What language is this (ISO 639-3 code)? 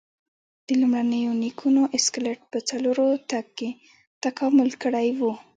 pus